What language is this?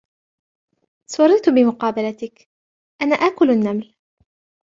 Arabic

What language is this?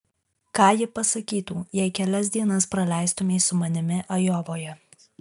Lithuanian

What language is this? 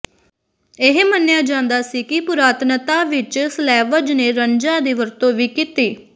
Punjabi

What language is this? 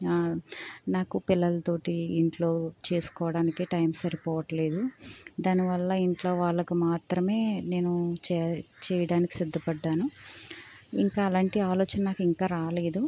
Telugu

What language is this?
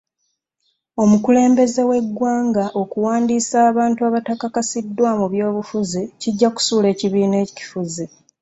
Ganda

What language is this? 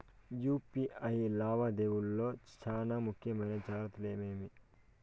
Telugu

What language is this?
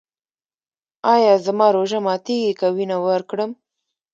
Pashto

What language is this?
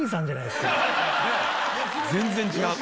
Japanese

